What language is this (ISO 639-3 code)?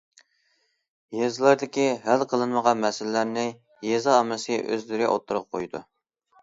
uig